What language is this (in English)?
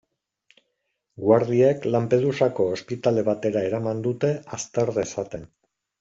Basque